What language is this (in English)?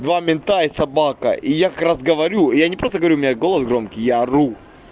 Russian